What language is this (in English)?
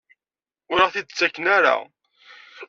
Kabyle